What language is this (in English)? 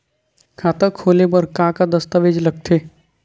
Chhattisgarhi